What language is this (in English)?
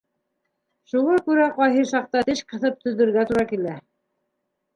Bashkir